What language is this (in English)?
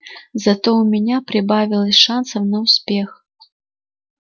Russian